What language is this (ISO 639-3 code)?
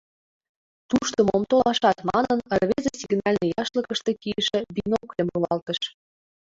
chm